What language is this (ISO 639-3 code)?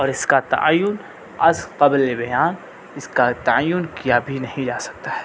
urd